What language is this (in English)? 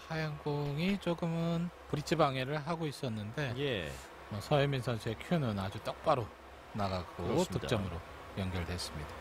Korean